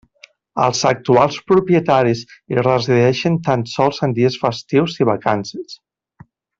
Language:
Catalan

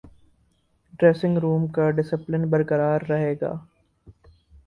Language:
Urdu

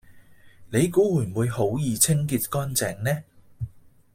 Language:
Cantonese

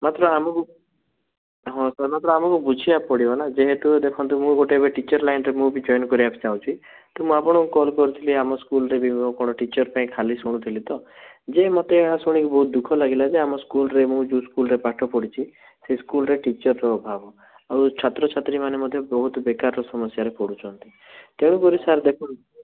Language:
Odia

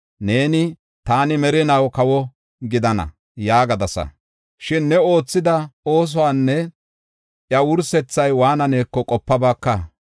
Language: Gofa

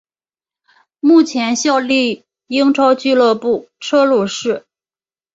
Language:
Chinese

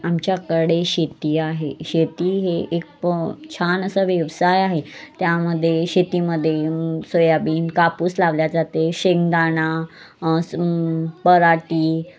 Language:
Marathi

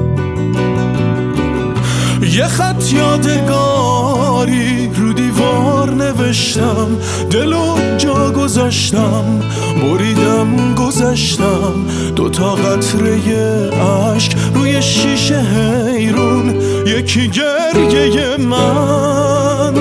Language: Persian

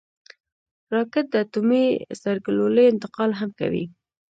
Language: Pashto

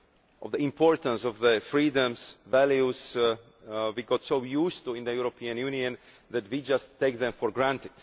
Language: English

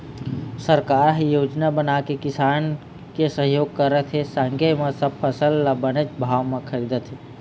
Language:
Chhattisgarhi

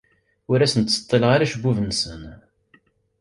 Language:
Kabyle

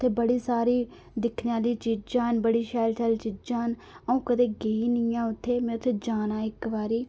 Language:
Dogri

